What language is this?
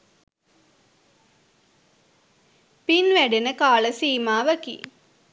Sinhala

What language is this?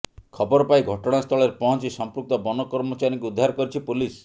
Odia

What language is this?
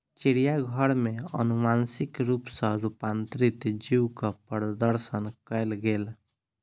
Maithili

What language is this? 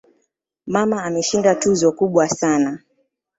Swahili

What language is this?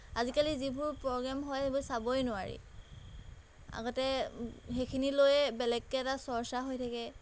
Assamese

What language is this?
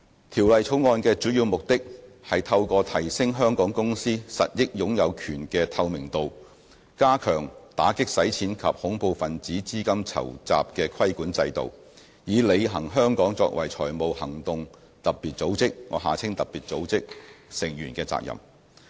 Cantonese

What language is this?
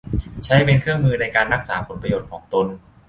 Thai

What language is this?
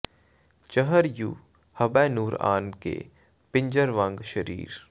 Punjabi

